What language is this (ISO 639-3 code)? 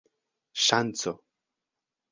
epo